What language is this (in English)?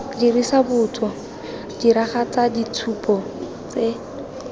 Tswana